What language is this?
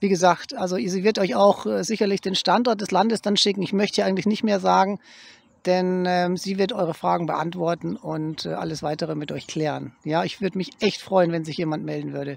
German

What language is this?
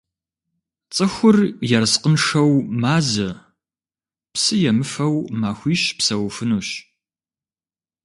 Kabardian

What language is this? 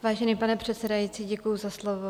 Czech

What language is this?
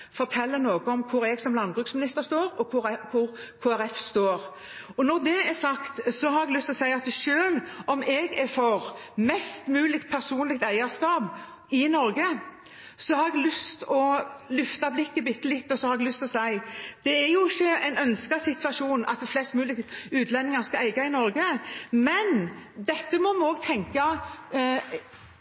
Norwegian Bokmål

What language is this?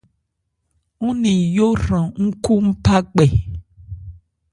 Ebrié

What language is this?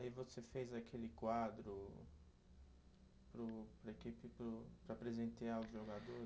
Portuguese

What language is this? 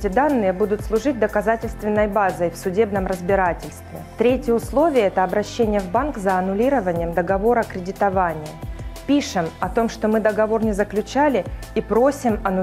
Russian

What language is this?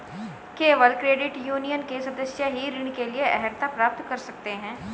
Hindi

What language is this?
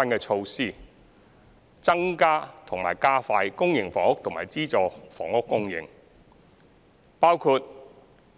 Cantonese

